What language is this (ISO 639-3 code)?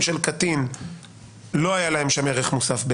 heb